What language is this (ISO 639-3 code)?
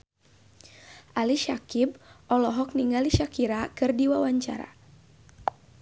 sun